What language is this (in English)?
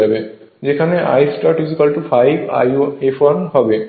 Bangla